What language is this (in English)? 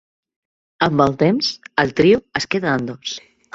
Catalan